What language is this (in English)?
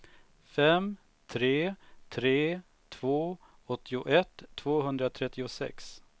Swedish